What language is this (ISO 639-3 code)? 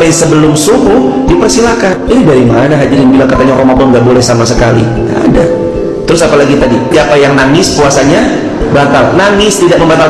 ind